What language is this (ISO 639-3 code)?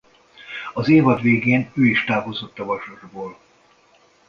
hun